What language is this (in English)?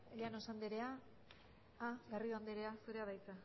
Basque